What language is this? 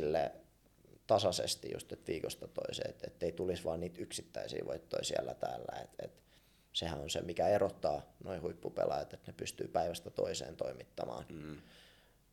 Finnish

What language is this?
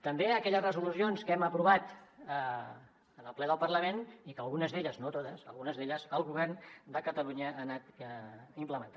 Catalan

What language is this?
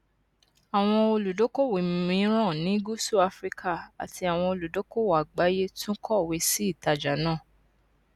Yoruba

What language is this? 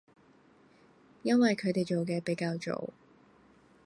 Cantonese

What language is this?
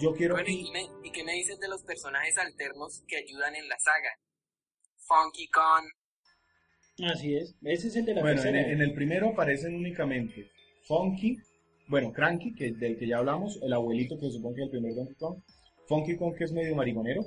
Spanish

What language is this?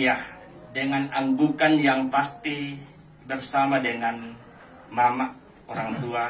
Indonesian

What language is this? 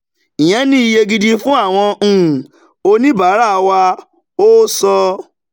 Yoruba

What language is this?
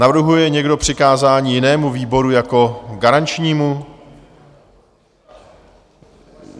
Czech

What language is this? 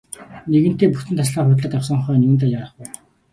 Mongolian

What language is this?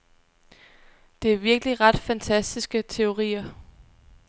Danish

